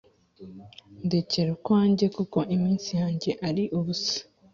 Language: Kinyarwanda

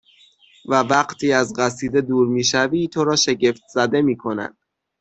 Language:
Persian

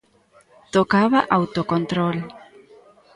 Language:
Galician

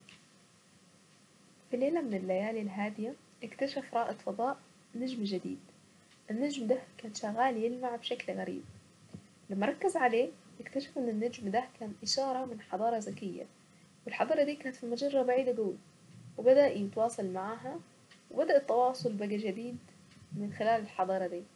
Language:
Saidi Arabic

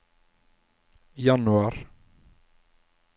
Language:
Norwegian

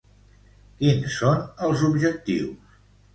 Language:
Catalan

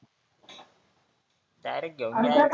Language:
Marathi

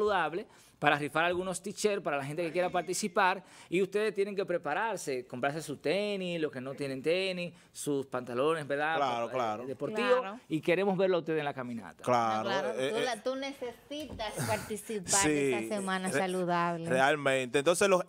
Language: Spanish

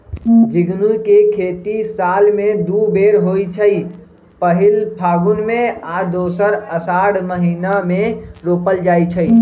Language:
Magahi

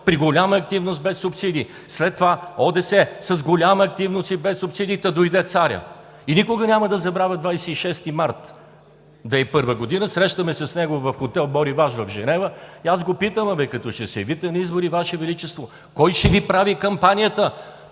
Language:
Bulgarian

